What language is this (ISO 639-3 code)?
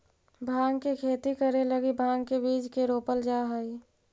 mag